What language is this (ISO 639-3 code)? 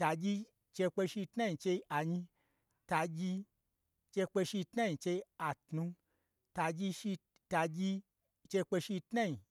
gbr